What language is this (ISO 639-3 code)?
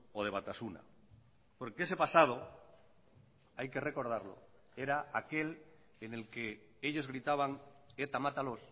spa